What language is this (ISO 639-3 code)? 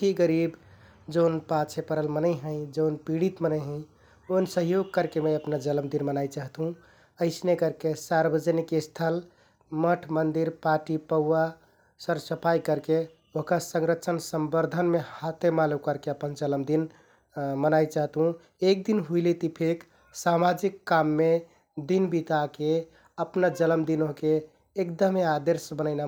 tkt